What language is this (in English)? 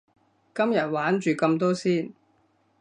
Cantonese